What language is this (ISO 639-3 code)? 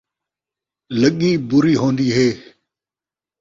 skr